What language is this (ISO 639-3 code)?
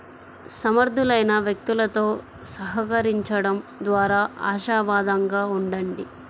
tel